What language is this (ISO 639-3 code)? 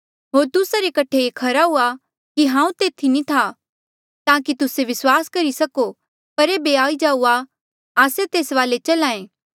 mjl